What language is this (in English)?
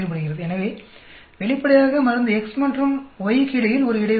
Tamil